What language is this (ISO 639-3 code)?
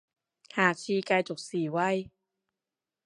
yue